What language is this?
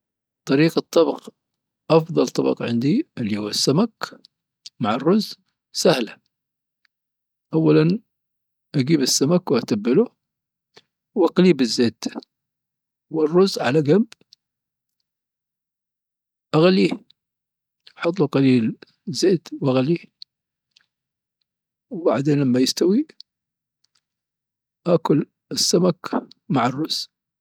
Dhofari Arabic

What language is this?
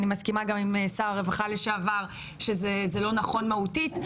Hebrew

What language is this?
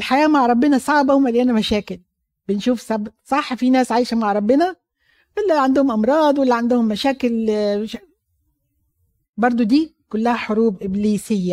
Arabic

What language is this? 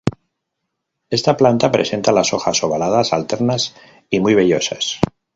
Spanish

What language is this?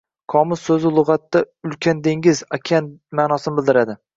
Uzbek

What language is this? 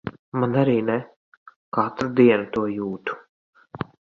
Latvian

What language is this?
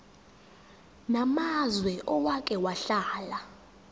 Zulu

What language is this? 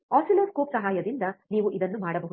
Kannada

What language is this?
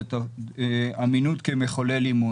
Hebrew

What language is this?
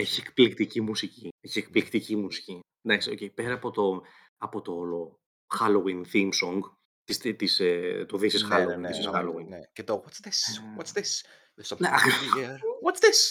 Greek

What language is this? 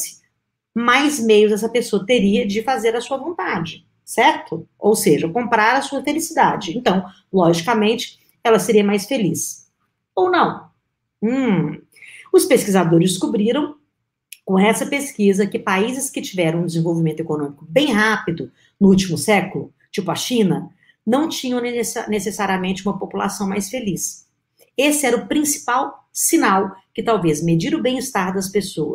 Portuguese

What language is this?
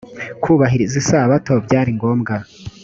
Kinyarwanda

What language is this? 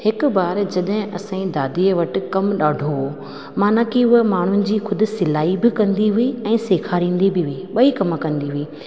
Sindhi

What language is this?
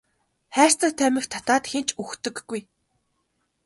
Mongolian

